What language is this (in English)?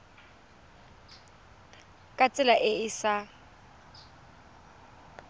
Tswana